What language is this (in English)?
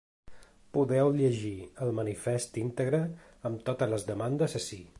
Catalan